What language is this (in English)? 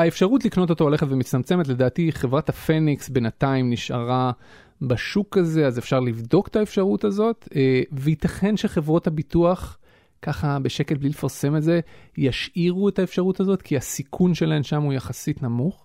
Hebrew